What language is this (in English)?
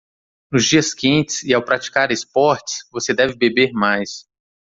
Portuguese